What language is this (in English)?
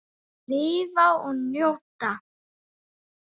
Icelandic